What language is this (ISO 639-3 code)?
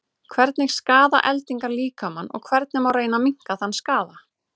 isl